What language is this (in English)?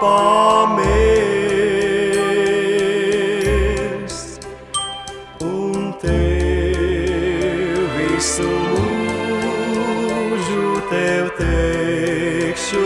Romanian